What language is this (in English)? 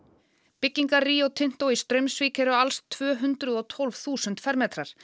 Icelandic